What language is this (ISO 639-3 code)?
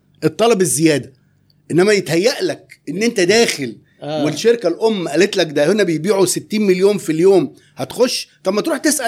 ara